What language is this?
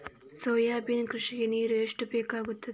Kannada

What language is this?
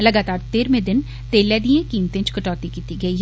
Dogri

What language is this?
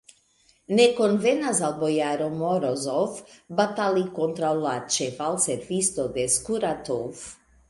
Esperanto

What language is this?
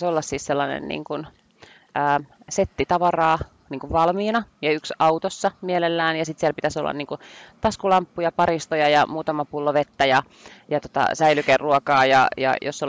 Finnish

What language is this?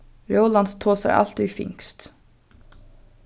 Faroese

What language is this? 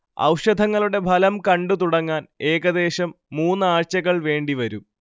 Malayalam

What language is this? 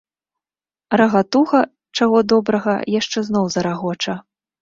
Belarusian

